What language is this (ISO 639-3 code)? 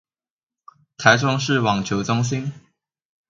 zho